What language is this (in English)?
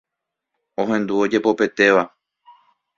Guarani